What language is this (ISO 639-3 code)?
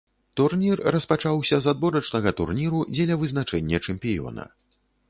bel